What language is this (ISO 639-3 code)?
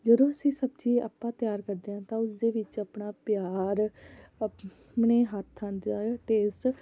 pan